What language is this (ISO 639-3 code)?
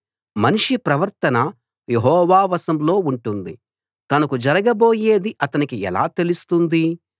tel